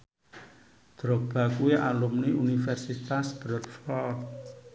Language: Javanese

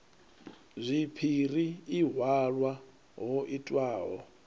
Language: Venda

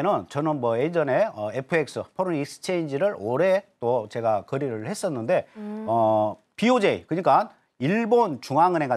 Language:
Korean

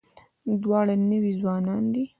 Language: Pashto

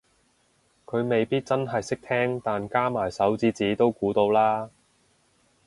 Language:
Cantonese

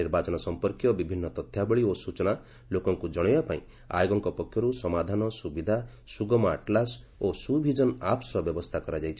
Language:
Odia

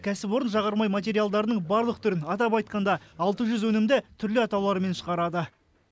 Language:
Kazakh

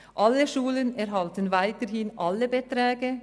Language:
Swiss German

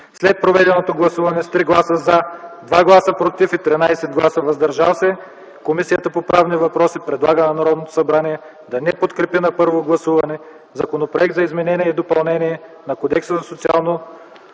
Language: Bulgarian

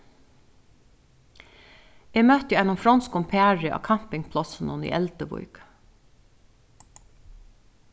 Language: Faroese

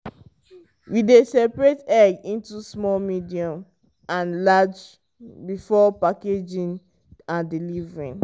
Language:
Nigerian Pidgin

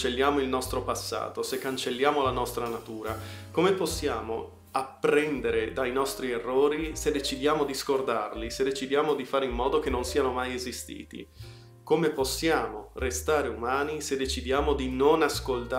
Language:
Italian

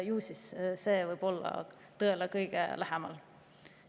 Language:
Estonian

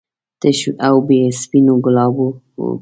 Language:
Pashto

